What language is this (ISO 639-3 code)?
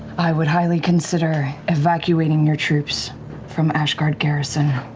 eng